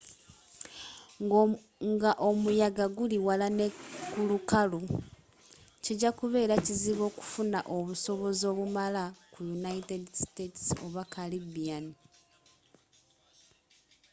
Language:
Ganda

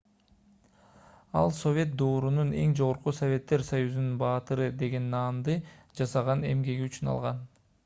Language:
Kyrgyz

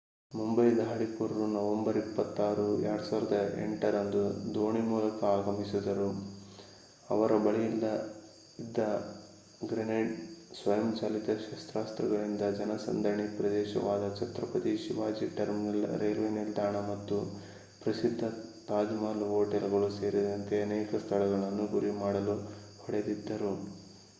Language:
Kannada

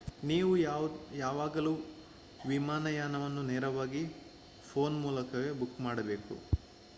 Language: Kannada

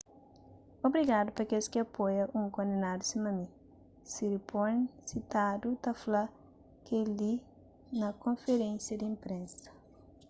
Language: Kabuverdianu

